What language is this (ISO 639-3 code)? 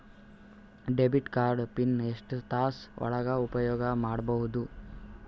kan